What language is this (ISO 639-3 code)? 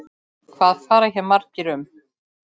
isl